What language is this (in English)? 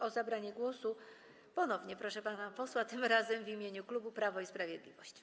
Polish